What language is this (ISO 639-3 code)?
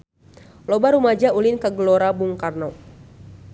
sun